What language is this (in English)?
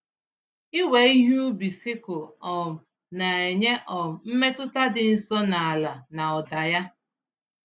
Igbo